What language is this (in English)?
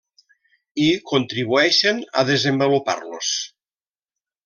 Catalan